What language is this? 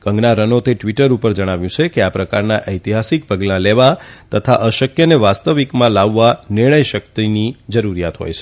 Gujarati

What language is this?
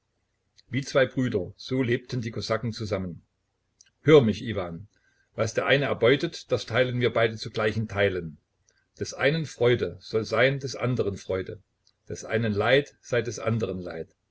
German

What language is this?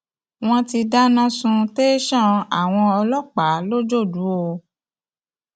Yoruba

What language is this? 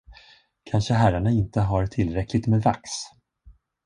Swedish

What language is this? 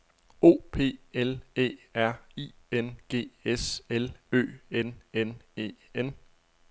Danish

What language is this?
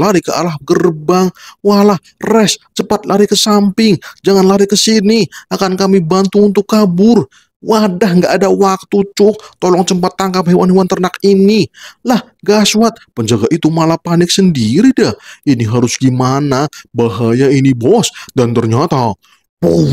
Indonesian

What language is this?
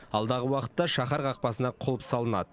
Kazakh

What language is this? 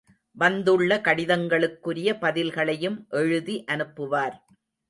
Tamil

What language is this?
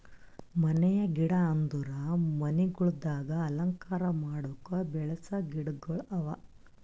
Kannada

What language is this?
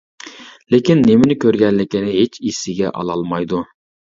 Uyghur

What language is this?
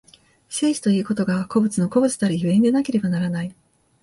Japanese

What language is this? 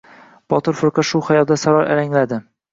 Uzbek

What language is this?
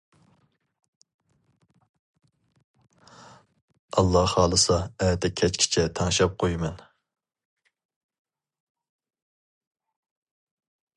Uyghur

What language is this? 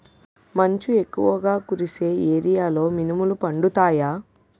Telugu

